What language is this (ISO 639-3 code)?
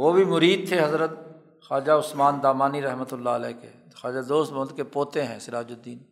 urd